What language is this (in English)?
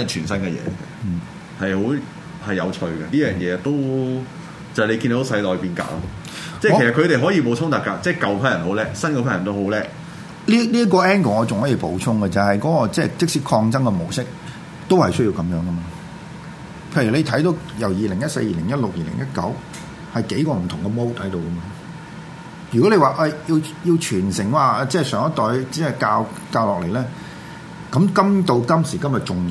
Chinese